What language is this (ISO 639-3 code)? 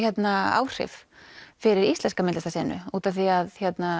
isl